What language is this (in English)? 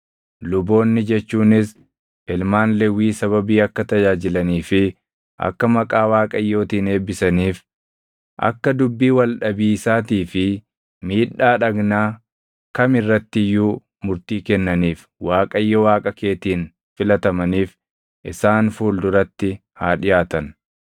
Oromo